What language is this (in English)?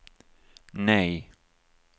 Swedish